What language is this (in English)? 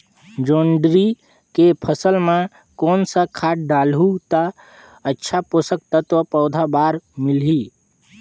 Chhattisgarhi